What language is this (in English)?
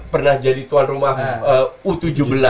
Indonesian